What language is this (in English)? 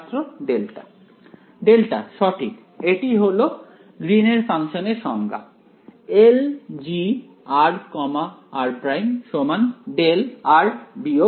Bangla